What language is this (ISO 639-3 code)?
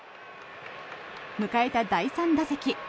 jpn